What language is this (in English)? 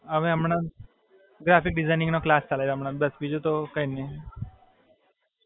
Gujarati